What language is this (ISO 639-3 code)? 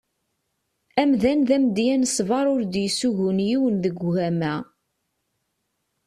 kab